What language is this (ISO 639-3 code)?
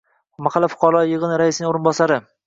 uzb